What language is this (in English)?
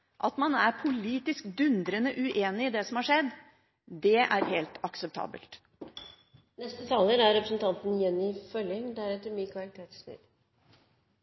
Norwegian